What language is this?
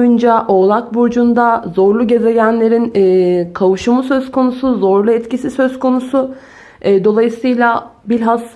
Turkish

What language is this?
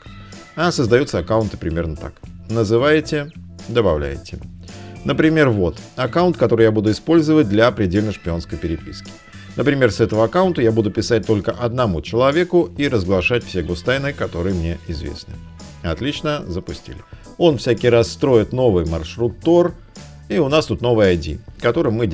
Russian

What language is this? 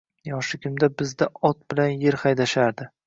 Uzbek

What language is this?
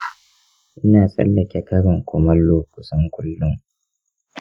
Hausa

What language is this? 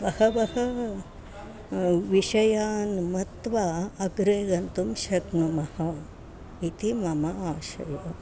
Sanskrit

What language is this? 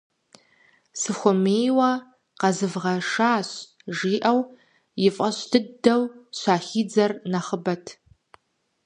Kabardian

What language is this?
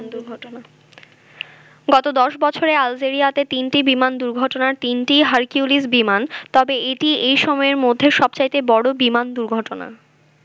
Bangla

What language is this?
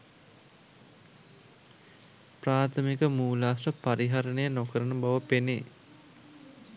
Sinhala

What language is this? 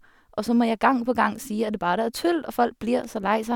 Norwegian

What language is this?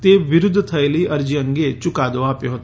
Gujarati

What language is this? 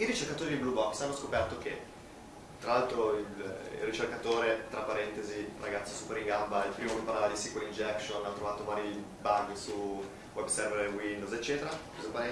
Italian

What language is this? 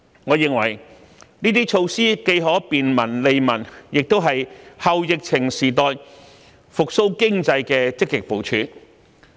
Cantonese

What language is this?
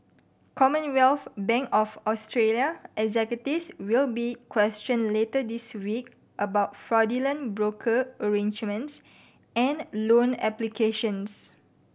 English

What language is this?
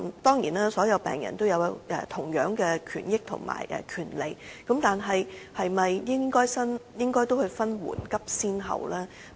Cantonese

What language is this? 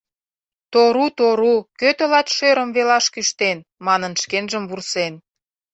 Mari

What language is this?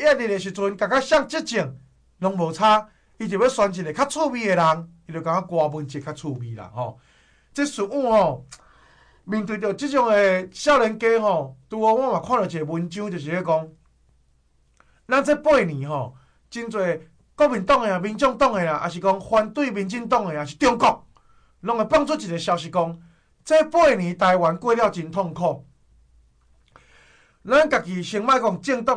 Chinese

